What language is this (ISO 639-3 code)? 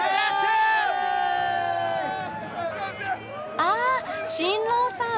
jpn